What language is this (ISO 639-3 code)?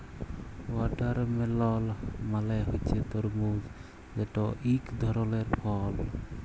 ben